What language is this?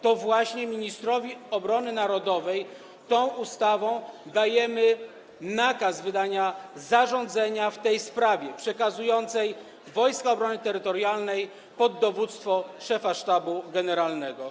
Polish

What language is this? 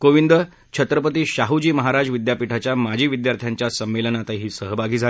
Marathi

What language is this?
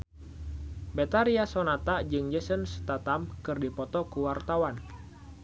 Sundanese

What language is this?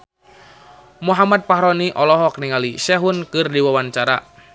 Sundanese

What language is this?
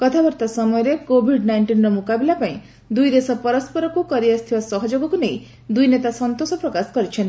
Odia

